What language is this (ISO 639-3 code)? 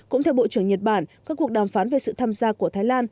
vie